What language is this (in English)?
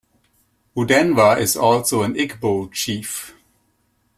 English